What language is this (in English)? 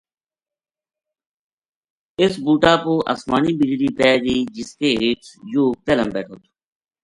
Gujari